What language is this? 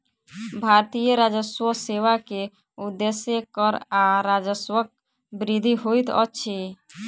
Maithili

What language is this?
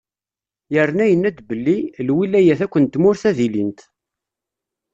Kabyle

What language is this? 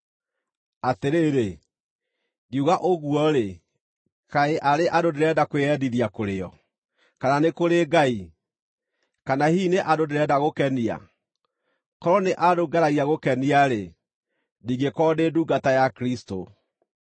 Kikuyu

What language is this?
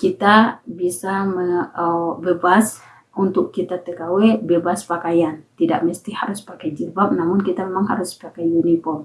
Indonesian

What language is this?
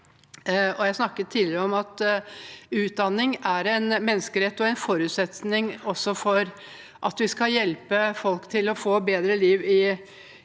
Norwegian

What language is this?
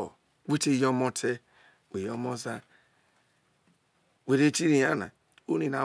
Isoko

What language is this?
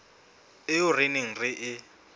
Southern Sotho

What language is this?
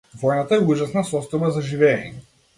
Macedonian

